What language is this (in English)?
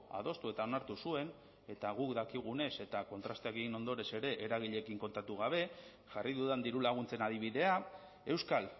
Basque